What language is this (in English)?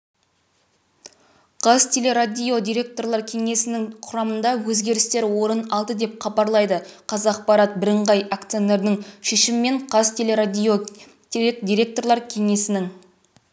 Kazakh